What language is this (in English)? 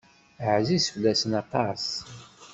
Kabyle